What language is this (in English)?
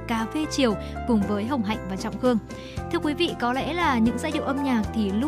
Vietnamese